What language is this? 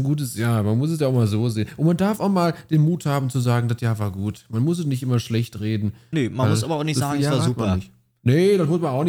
German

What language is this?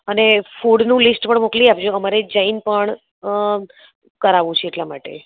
Gujarati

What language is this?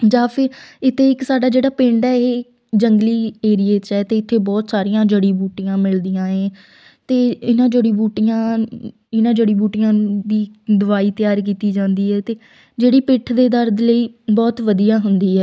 Punjabi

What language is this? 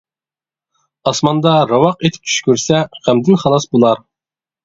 Uyghur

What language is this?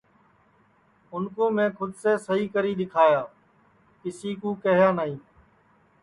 Sansi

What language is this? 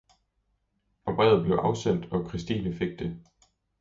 Danish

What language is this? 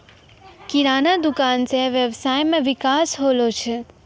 Maithili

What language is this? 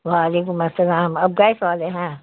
Urdu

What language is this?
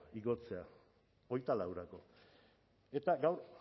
Basque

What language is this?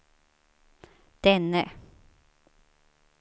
Swedish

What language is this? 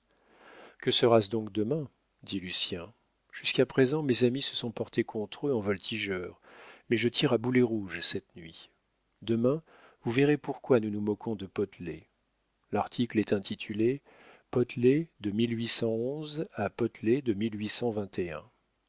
French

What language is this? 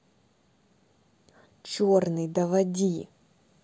Russian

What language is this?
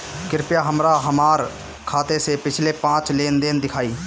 Bhojpuri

